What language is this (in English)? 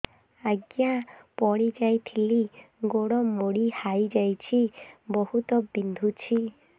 Odia